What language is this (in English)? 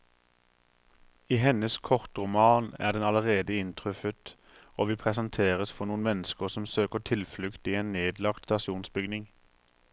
Norwegian